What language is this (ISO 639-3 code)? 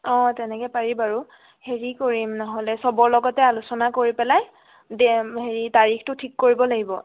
asm